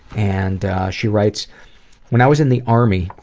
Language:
English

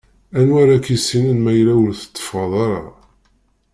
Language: Kabyle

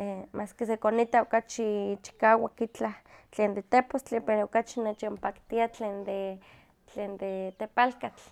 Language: Huaxcaleca Nahuatl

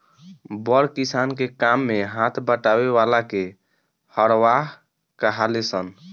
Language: Bhojpuri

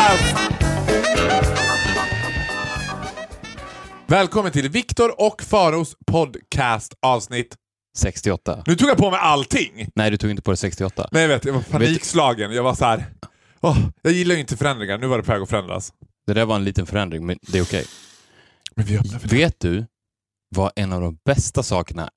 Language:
Swedish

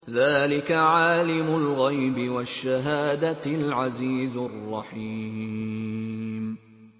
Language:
Arabic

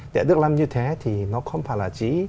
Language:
Vietnamese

